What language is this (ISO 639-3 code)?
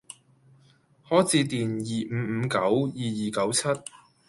yue